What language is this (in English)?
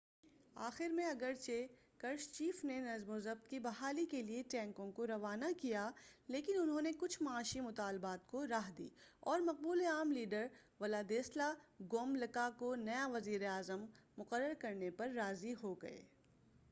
Urdu